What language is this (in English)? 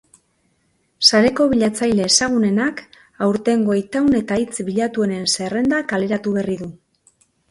Basque